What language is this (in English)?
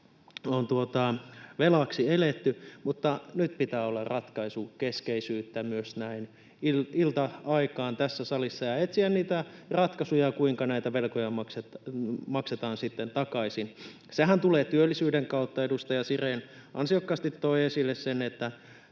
Finnish